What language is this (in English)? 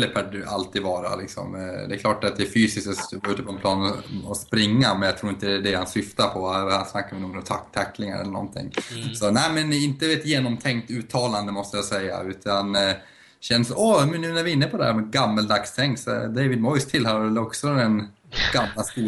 Swedish